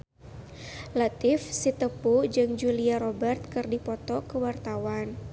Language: Sundanese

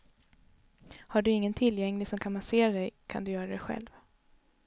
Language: Swedish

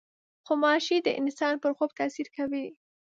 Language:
Pashto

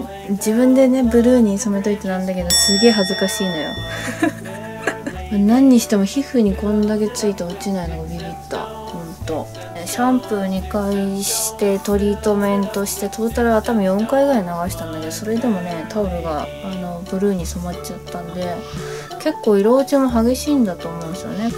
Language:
Japanese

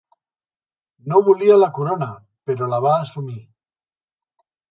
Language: Catalan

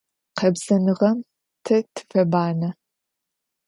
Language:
Adyghe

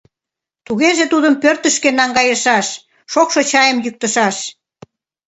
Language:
Mari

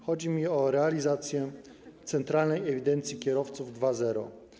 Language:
Polish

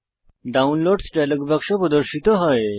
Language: Bangla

